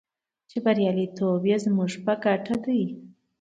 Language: Pashto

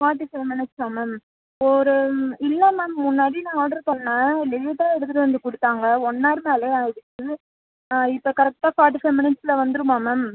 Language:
Tamil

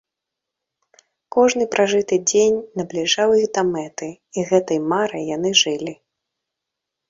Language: Belarusian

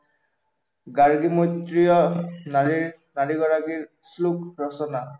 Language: Assamese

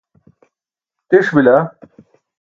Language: Burushaski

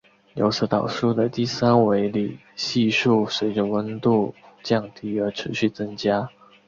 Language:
Chinese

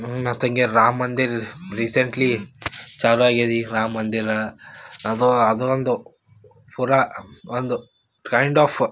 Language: Kannada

